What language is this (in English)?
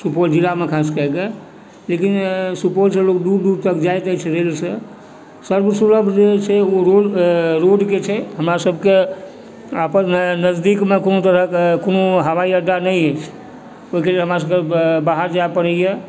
Maithili